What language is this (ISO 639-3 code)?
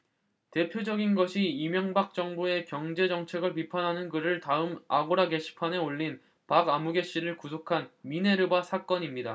kor